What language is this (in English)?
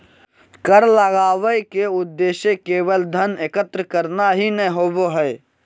Magahi